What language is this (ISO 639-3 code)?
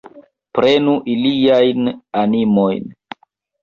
epo